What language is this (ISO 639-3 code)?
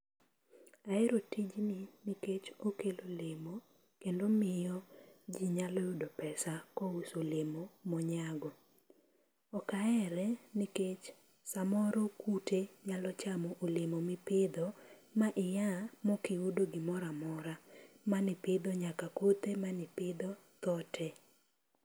luo